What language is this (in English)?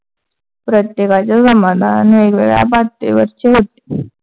Marathi